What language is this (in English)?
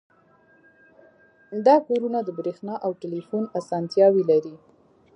Pashto